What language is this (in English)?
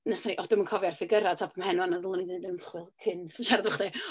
Welsh